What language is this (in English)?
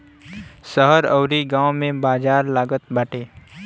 Bhojpuri